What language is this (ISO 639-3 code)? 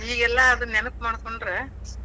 kan